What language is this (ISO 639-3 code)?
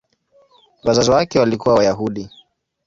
swa